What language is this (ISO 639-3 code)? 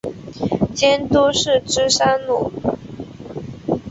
zho